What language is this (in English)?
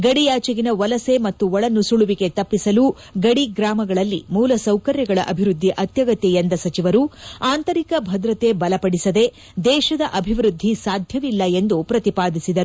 Kannada